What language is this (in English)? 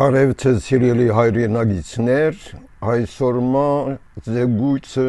Turkish